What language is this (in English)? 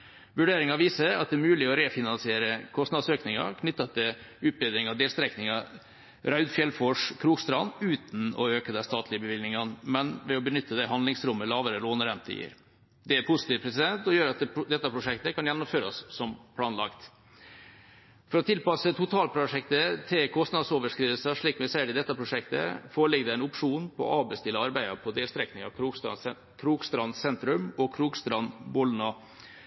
Norwegian Bokmål